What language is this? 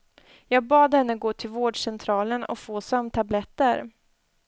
Swedish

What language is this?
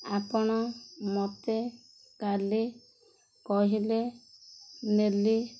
Odia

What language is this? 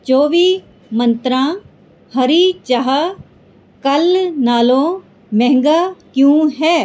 Punjabi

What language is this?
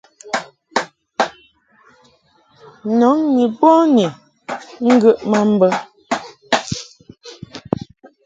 Mungaka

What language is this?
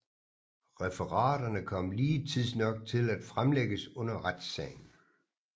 Danish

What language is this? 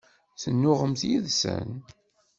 Kabyle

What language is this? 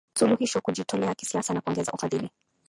Swahili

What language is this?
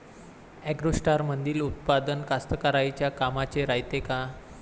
Marathi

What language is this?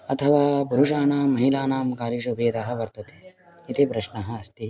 Sanskrit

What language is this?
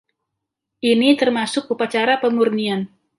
Indonesian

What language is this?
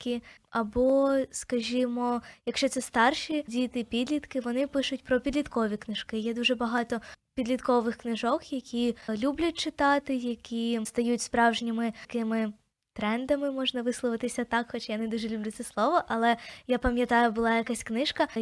Ukrainian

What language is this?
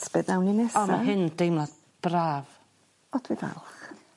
Welsh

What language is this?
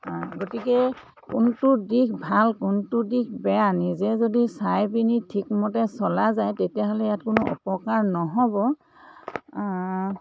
Assamese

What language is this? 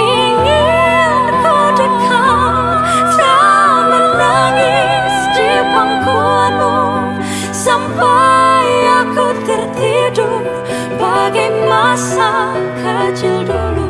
Indonesian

